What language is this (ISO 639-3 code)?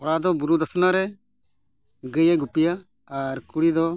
sat